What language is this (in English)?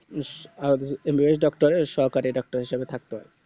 Bangla